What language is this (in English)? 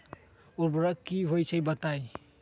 Magahi